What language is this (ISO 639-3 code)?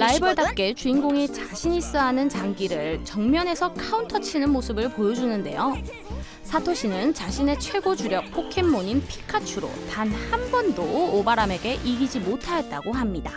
kor